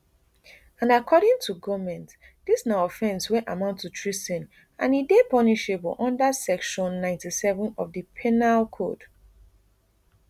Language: Nigerian Pidgin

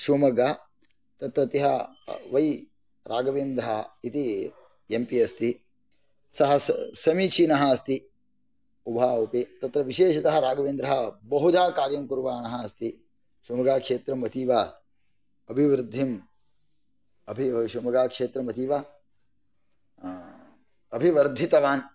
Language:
Sanskrit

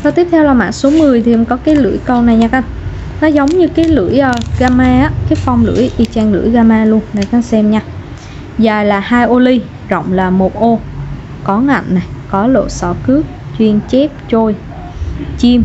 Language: Vietnamese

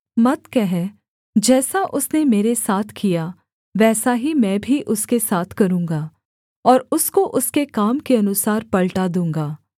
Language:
Hindi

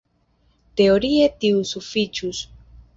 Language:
Esperanto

